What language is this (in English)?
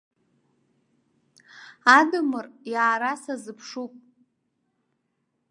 Abkhazian